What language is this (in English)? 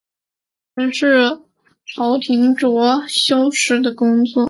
Chinese